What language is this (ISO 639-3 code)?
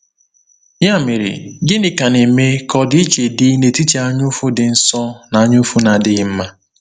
ibo